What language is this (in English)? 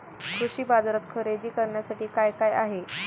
Marathi